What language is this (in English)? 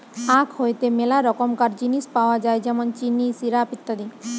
Bangla